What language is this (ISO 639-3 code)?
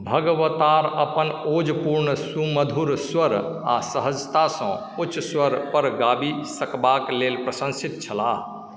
mai